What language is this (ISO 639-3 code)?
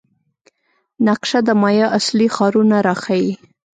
pus